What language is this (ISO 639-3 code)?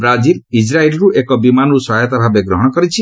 ori